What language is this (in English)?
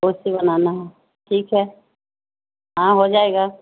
Urdu